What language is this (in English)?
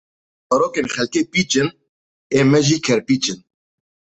Kurdish